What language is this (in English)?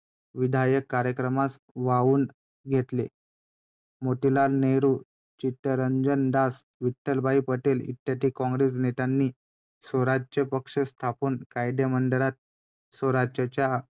Marathi